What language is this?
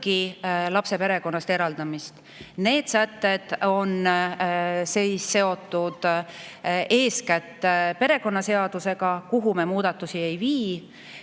Estonian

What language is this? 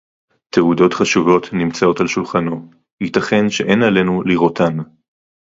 Hebrew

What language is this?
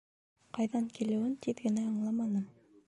Bashkir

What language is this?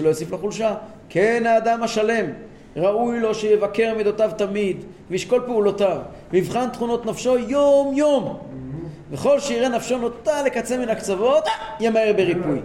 Hebrew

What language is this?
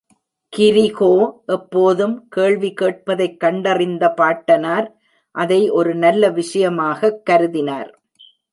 Tamil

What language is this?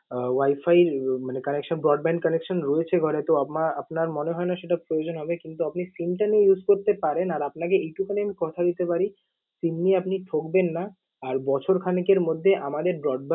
Bangla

